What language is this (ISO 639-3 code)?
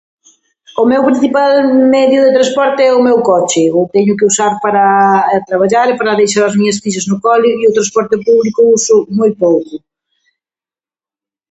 glg